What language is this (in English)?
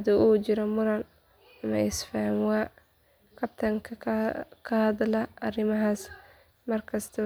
Somali